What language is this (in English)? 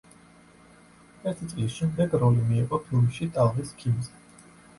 Georgian